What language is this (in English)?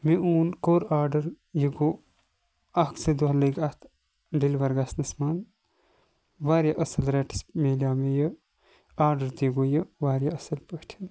Kashmiri